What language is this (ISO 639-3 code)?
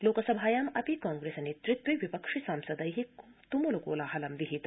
san